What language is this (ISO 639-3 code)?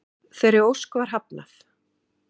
isl